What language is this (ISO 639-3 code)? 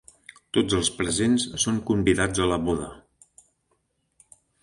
cat